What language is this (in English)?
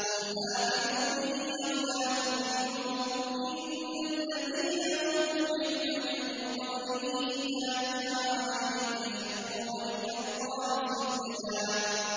Arabic